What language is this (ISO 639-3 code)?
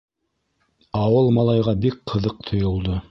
bak